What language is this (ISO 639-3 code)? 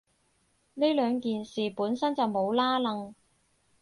yue